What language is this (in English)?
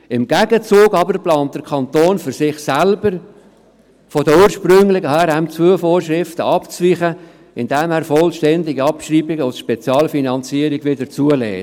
Swiss German